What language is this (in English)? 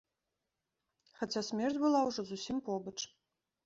Belarusian